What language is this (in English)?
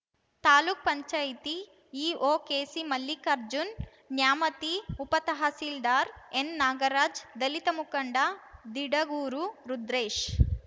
Kannada